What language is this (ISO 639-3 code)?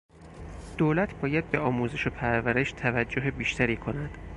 fas